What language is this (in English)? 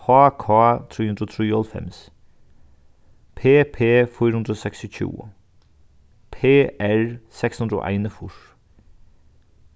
Faroese